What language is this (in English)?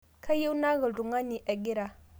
Masai